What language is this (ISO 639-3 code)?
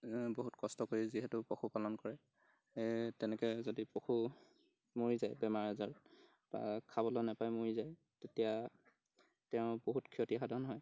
asm